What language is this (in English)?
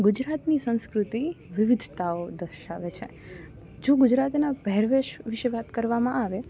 Gujarati